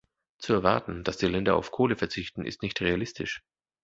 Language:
German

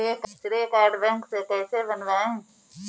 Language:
Hindi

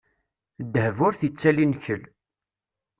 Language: Kabyle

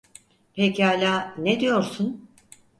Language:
Turkish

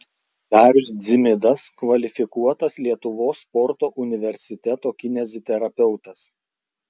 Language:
Lithuanian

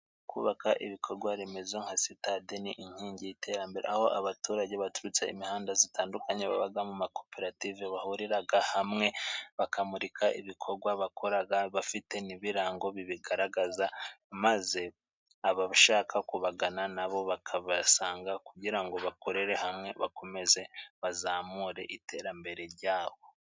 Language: Kinyarwanda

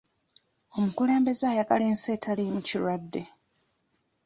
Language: Ganda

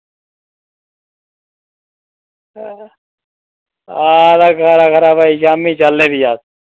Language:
Dogri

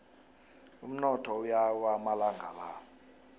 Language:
South Ndebele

